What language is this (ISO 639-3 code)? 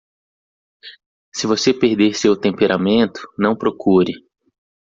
por